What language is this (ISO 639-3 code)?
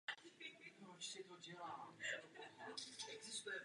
ces